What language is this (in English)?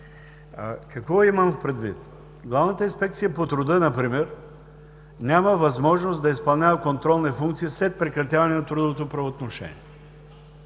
Bulgarian